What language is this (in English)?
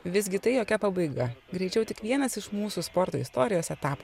Lithuanian